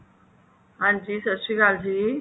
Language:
Punjabi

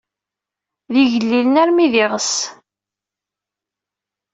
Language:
Kabyle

